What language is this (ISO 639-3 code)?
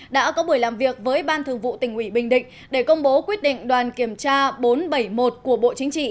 vie